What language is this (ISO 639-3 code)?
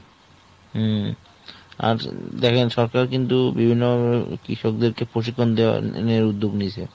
ben